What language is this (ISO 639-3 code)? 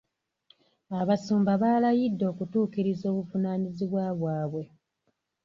lug